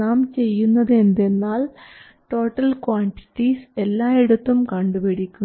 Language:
Malayalam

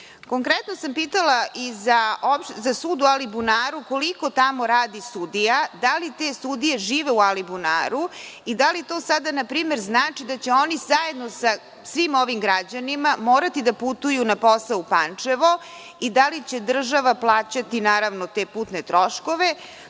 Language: Serbian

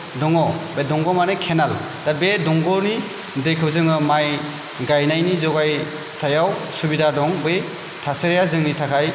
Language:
Bodo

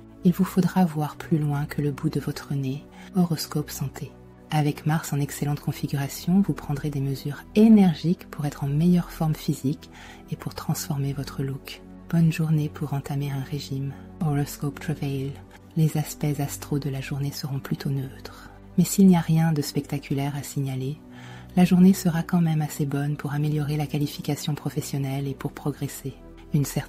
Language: French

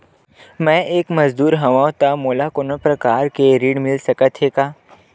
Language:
Chhattisgarhi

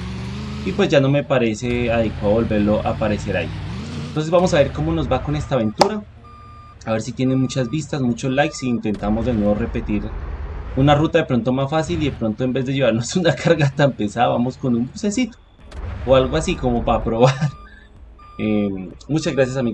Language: Spanish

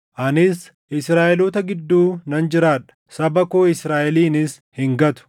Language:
Oromo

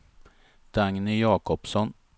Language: Swedish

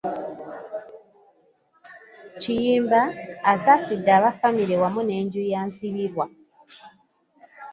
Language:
Ganda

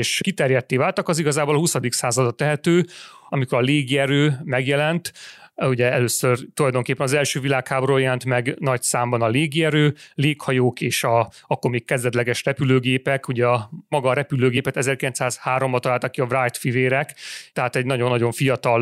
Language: Hungarian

